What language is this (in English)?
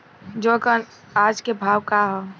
Bhojpuri